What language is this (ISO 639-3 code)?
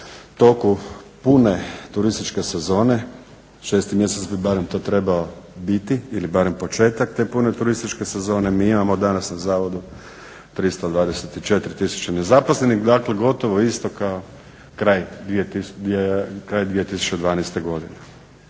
hrv